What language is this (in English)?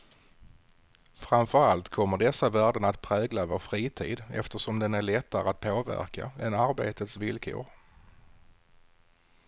Swedish